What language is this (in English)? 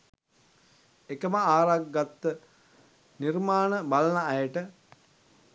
Sinhala